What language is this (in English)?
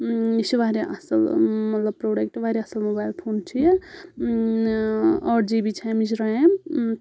Kashmiri